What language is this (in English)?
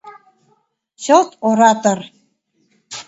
Mari